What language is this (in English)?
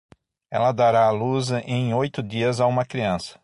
Portuguese